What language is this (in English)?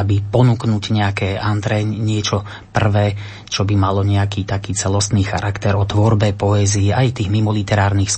Slovak